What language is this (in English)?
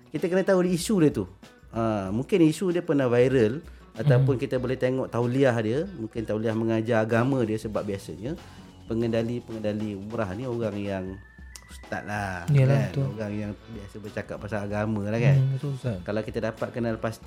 Malay